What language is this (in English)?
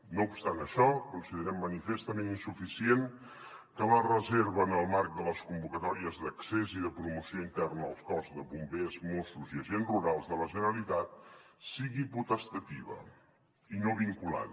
Catalan